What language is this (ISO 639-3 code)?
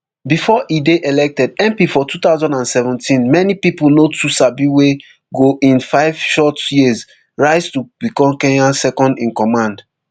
pcm